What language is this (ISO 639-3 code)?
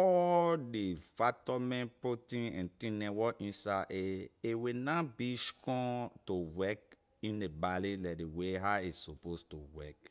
lir